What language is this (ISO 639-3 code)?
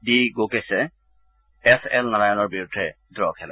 asm